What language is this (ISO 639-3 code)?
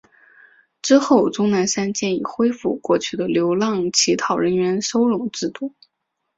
zho